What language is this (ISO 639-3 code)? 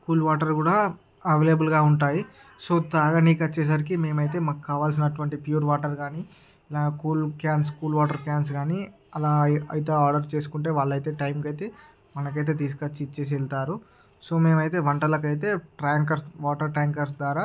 tel